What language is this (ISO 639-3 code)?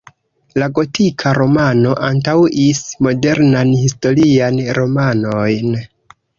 epo